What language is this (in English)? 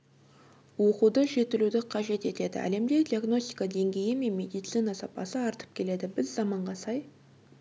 Kazakh